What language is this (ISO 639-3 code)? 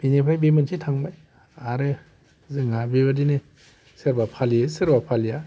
brx